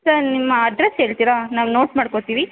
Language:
Kannada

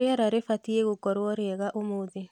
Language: Kikuyu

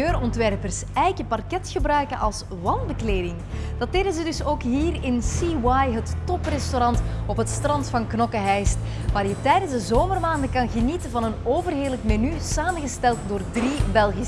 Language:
Dutch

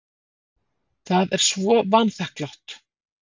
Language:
Icelandic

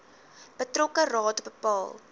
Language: Afrikaans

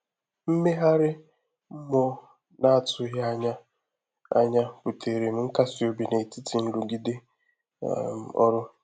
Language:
Igbo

